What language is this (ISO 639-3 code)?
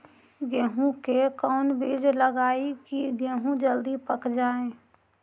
mag